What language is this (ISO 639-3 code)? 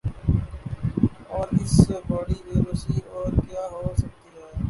urd